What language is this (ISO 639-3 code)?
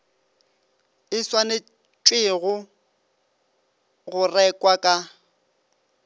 nso